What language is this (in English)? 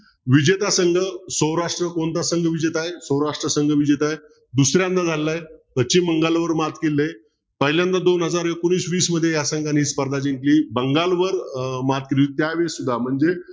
Marathi